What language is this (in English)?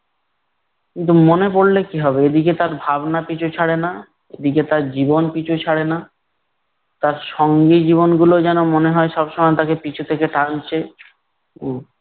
Bangla